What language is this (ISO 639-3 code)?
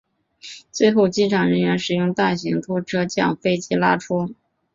zho